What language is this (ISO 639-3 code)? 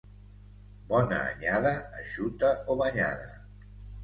cat